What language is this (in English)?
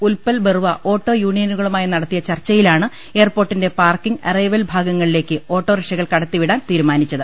Malayalam